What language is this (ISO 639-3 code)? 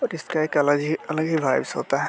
hin